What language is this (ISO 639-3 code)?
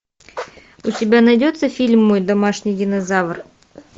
rus